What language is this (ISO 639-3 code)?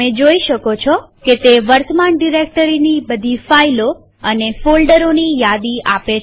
guj